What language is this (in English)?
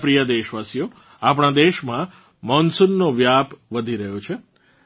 Gujarati